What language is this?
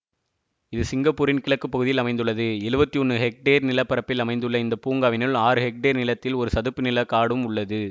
Tamil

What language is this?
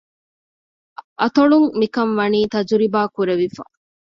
Divehi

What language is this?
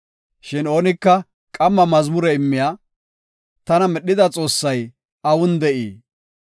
Gofa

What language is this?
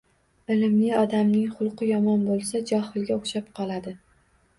Uzbek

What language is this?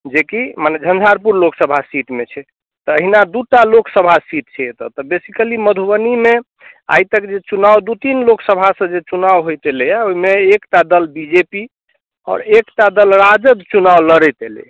Maithili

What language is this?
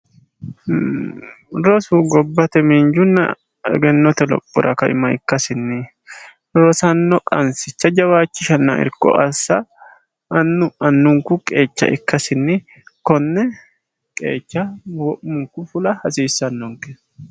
Sidamo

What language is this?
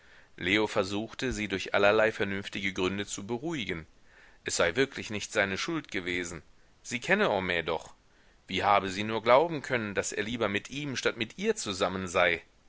German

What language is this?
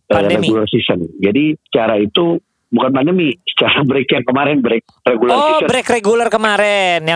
Indonesian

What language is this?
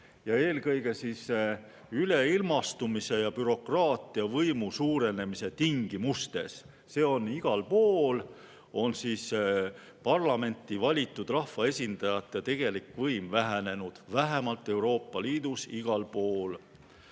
Estonian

